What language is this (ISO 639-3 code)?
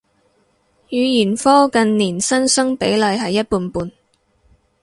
yue